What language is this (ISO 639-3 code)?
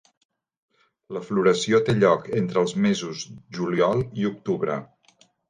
cat